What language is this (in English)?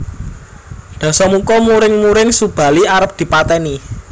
Javanese